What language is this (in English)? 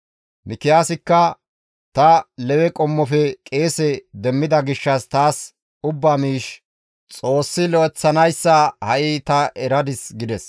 Gamo